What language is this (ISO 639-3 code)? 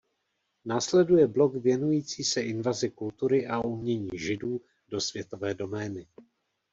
ces